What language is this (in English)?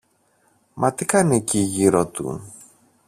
Greek